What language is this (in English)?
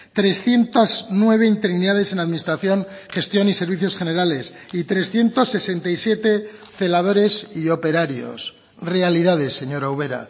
Spanish